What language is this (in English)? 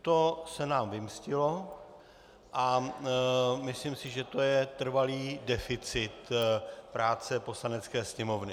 Czech